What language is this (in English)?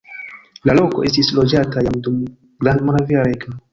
Esperanto